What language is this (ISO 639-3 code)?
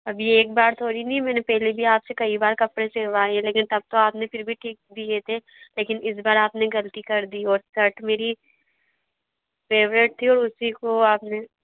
hin